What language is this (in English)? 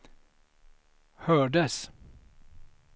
Swedish